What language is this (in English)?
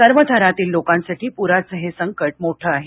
Marathi